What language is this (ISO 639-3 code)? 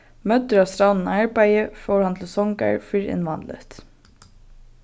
fao